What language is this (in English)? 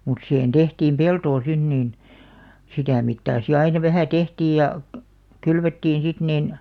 Finnish